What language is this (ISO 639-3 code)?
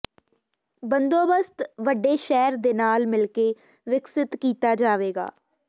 pan